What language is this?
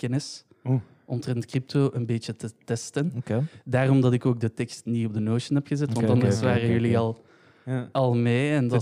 Dutch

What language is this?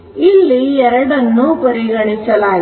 Kannada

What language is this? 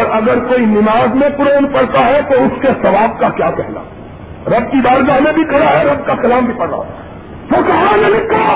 Urdu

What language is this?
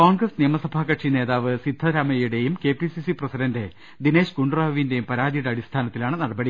Malayalam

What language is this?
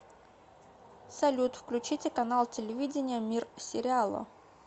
Russian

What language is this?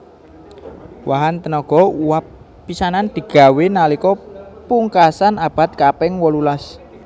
Javanese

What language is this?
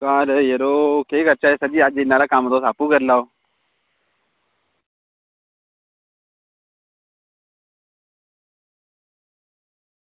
Dogri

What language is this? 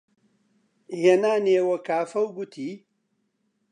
Central Kurdish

